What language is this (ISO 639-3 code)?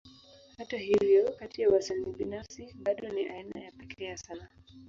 swa